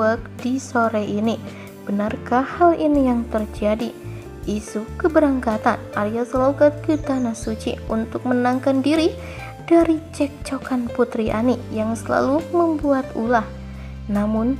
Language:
Indonesian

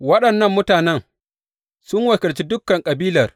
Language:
Hausa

